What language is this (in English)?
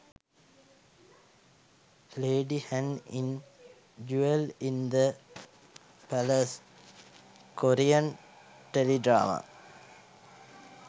Sinhala